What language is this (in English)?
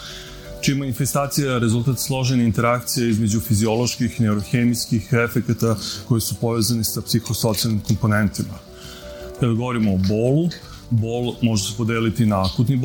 Croatian